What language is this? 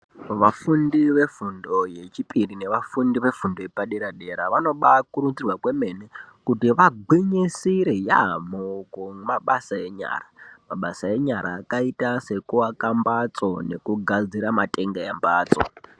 Ndau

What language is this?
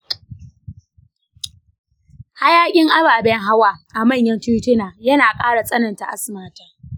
Hausa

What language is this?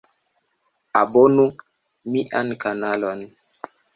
Esperanto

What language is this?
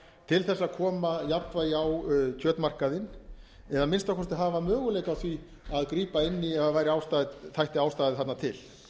Icelandic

